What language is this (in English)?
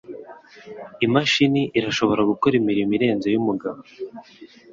Kinyarwanda